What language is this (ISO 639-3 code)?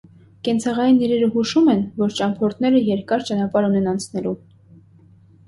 hye